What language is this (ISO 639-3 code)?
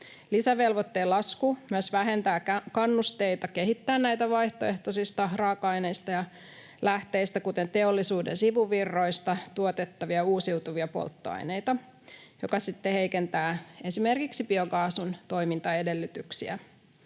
fin